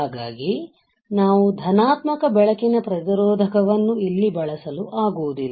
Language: Kannada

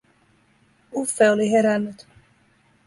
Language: Finnish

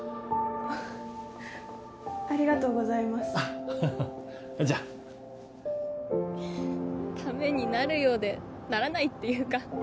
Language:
Japanese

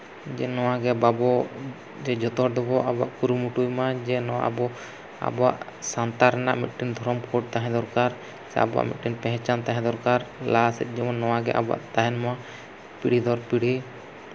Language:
Santali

